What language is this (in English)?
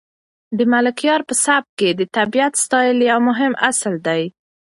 Pashto